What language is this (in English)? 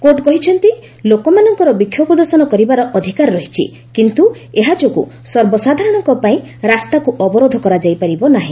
Odia